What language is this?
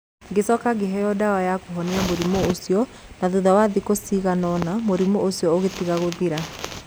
Kikuyu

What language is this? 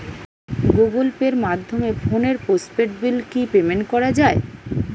Bangla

